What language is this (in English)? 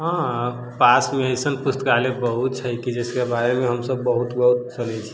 Maithili